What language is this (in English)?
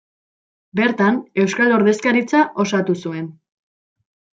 Basque